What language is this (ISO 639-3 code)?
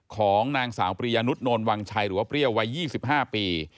tha